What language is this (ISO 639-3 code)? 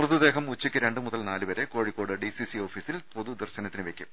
mal